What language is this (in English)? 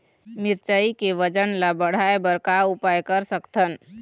Chhattisgarhi